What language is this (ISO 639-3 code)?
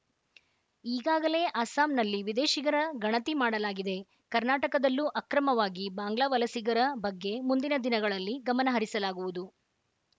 kan